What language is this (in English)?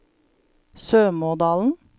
Norwegian